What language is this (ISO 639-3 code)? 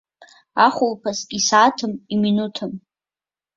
abk